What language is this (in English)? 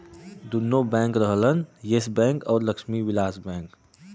Bhojpuri